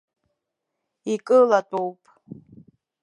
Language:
Abkhazian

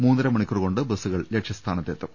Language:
Malayalam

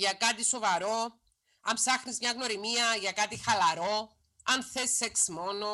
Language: Greek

